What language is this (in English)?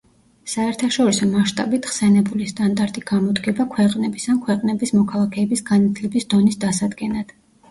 Georgian